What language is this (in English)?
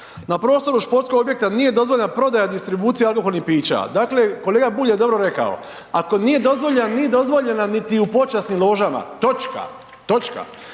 Croatian